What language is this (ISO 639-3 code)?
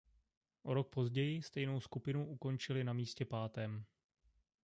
ces